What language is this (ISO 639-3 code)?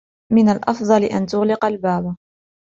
ara